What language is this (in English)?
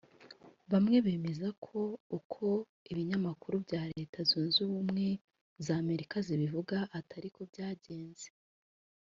Kinyarwanda